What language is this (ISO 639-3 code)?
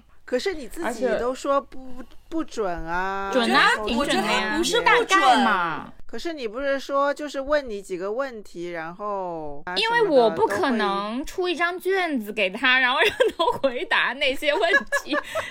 zho